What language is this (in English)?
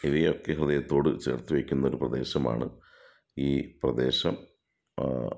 Malayalam